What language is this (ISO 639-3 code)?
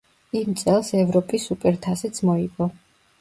kat